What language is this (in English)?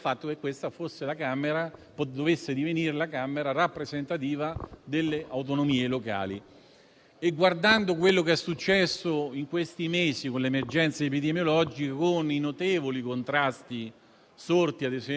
Italian